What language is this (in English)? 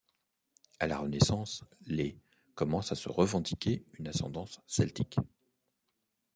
French